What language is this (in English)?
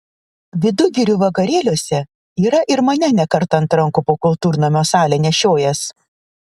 Lithuanian